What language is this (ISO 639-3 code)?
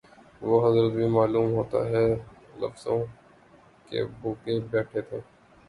urd